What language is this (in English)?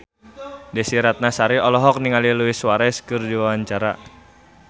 Sundanese